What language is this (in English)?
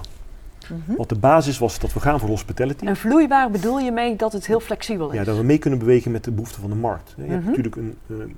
Dutch